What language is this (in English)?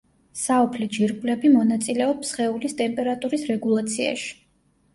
Georgian